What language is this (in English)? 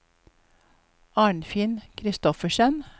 Norwegian